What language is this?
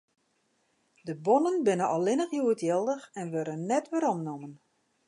Western Frisian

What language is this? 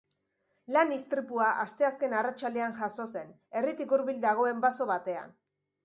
Basque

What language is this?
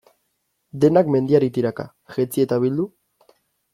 Basque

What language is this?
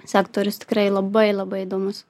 Lithuanian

